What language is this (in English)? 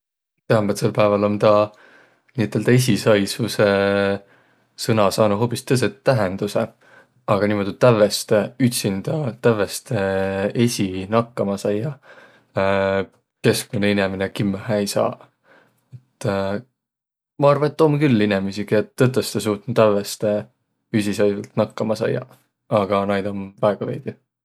Võro